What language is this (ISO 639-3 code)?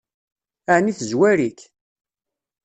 kab